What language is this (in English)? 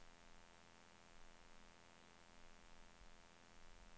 Swedish